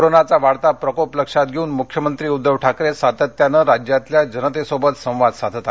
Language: Marathi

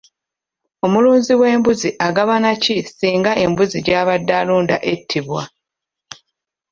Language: Ganda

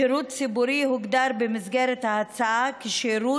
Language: Hebrew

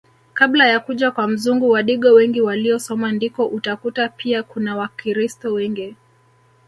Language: Swahili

